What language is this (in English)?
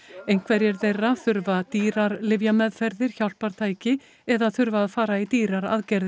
Icelandic